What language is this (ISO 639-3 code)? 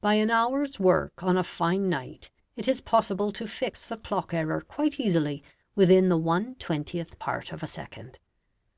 eng